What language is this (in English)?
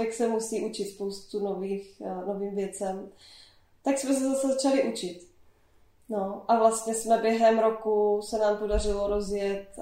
Czech